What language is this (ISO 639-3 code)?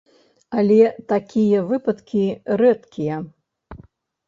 bel